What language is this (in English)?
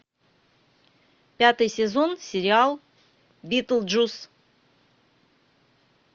Russian